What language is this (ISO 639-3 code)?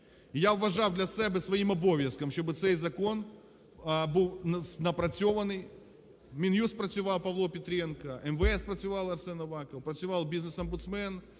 ukr